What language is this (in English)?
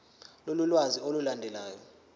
Zulu